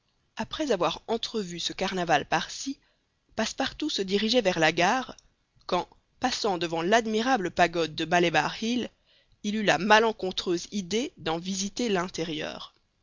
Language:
French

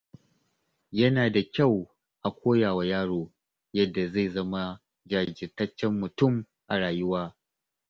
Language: Hausa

